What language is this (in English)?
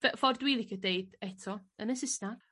Welsh